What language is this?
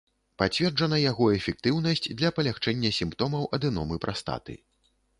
Belarusian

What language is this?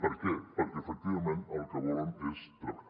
Catalan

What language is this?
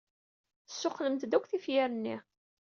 Kabyle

